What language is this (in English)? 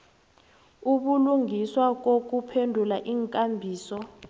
South Ndebele